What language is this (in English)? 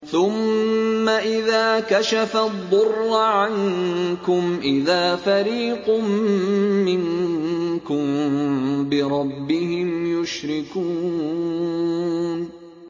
Arabic